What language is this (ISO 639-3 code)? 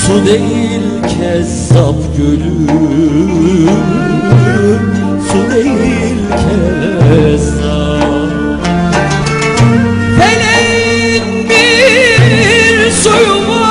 tur